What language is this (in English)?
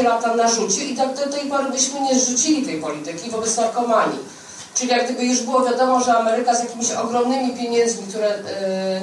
Polish